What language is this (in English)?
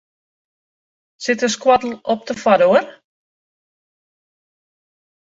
Western Frisian